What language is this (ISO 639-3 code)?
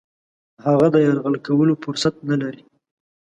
pus